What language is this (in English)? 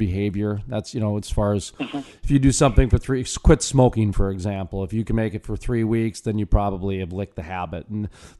English